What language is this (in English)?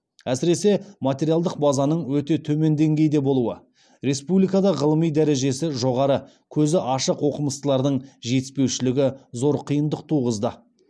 Kazakh